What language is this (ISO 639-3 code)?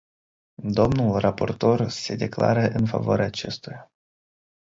ron